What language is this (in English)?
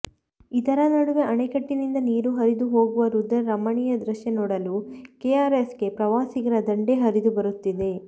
Kannada